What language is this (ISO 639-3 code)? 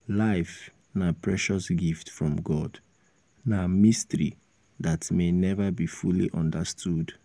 pcm